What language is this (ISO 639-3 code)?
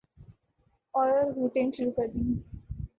urd